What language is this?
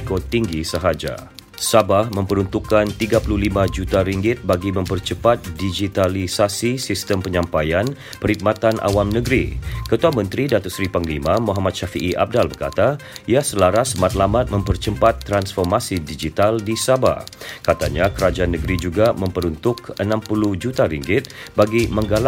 Malay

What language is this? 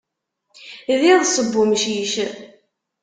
Kabyle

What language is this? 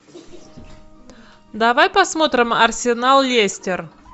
Russian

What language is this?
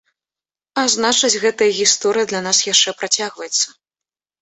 Belarusian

